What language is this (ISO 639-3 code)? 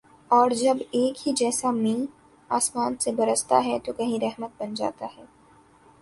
urd